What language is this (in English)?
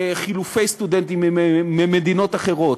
Hebrew